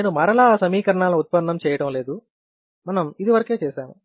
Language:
Telugu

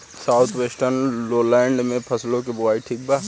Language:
Bhojpuri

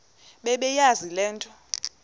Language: Xhosa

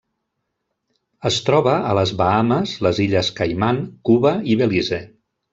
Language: Catalan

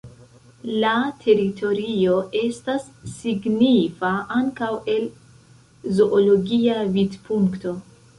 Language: Esperanto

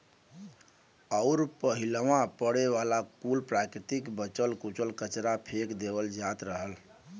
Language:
Bhojpuri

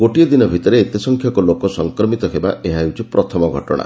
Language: Odia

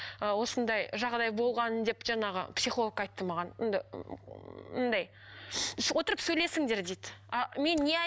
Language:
Kazakh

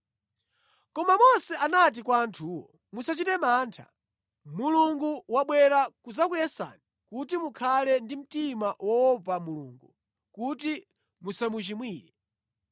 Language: Nyanja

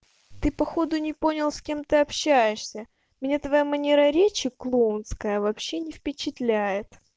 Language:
Russian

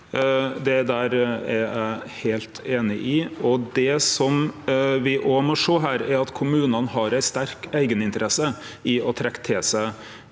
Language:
Norwegian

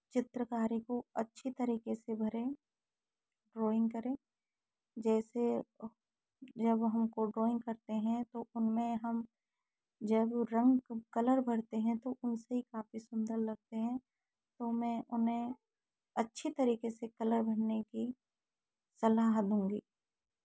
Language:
Hindi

